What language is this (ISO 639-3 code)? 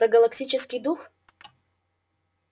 rus